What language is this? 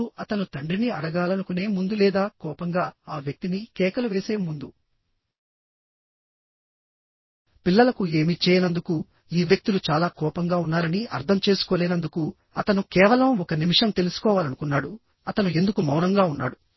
Telugu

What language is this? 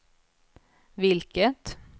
Swedish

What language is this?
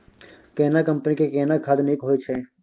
Maithili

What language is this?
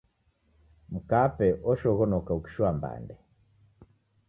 Taita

